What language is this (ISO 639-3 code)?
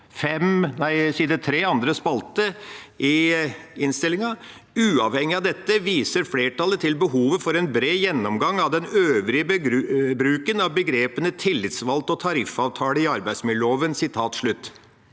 nor